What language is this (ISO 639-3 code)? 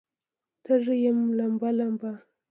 pus